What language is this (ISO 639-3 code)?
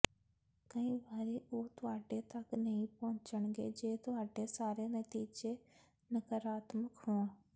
pan